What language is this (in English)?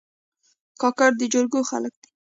Pashto